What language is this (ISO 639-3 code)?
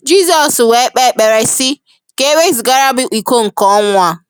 ibo